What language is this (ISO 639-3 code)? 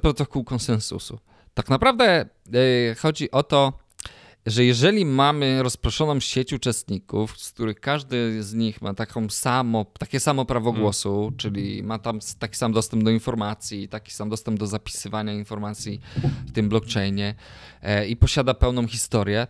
pol